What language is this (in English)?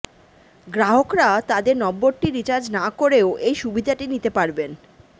Bangla